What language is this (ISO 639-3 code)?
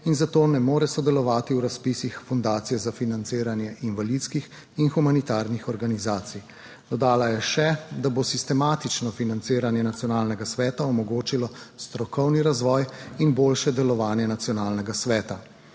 slv